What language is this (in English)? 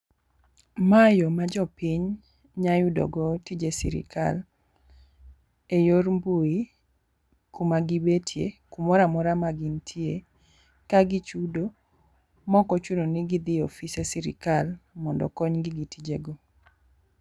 Luo (Kenya and Tanzania)